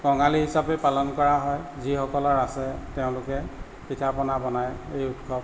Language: Assamese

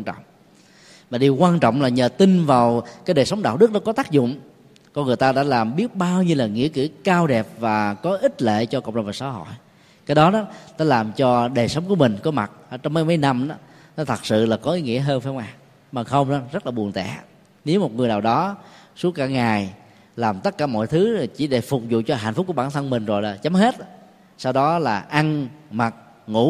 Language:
Vietnamese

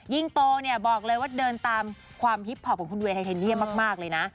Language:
Thai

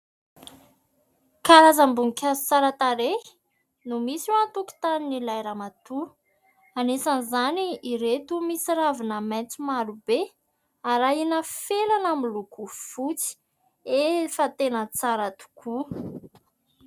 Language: Malagasy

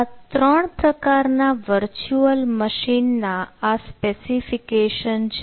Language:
Gujarati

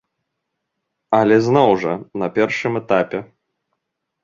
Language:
Belarusian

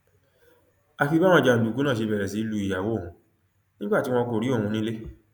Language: Yoruba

